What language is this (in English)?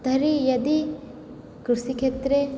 Sanskrit